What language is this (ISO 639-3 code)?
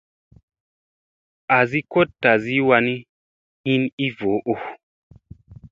mse